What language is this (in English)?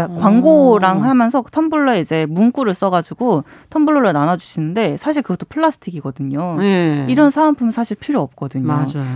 Korean